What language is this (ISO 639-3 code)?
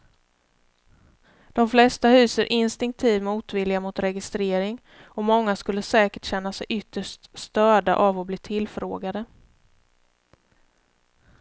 swe